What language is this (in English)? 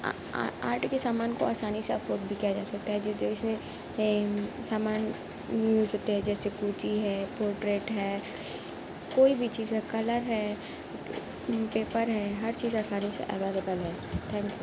Urdu